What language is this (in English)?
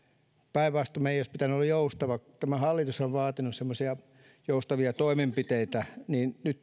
Finnish